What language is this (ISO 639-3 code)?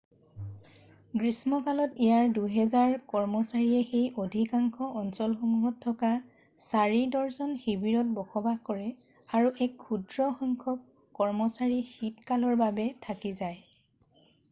asm